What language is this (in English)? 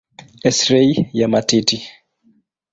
Swahili